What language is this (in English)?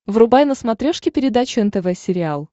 Russian